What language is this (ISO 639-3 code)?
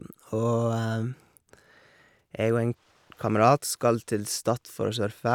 nor